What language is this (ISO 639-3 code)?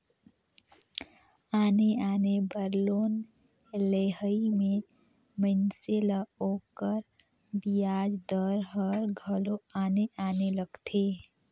hne